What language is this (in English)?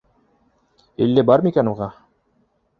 Bashkir